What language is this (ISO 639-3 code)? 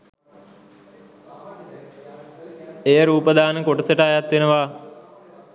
sin